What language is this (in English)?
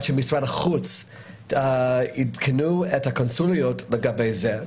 Hebrew